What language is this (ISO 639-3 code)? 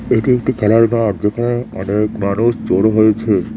ben